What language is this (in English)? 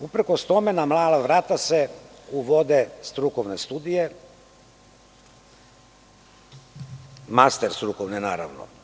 Serbian